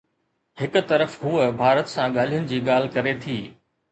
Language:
Sindhi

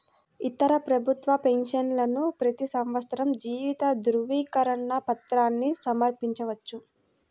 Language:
Telugu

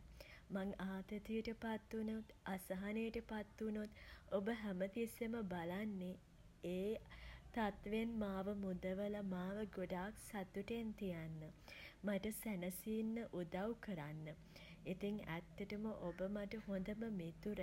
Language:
Sinhala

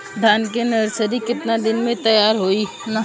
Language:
Bhojpuri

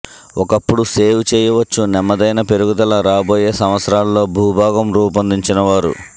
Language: Telugu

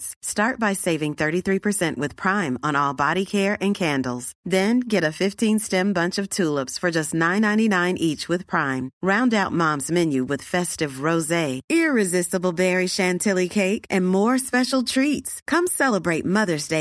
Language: Urdu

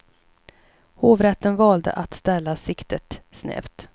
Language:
Swedish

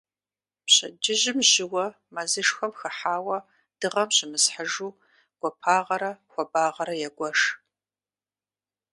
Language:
Kabardian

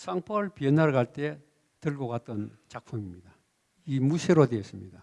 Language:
Korean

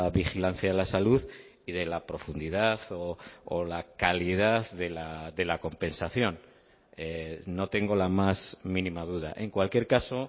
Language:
Spanish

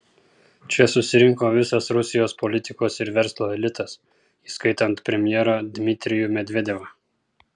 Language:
Lithuanian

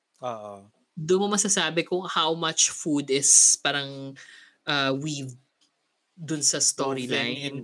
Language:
Filipino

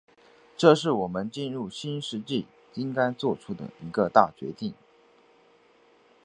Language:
Chinese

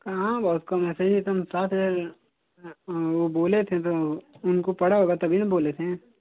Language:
Hindi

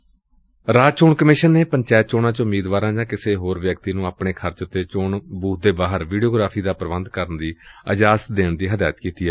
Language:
Punjabi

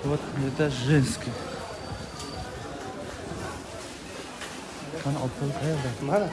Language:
Tajik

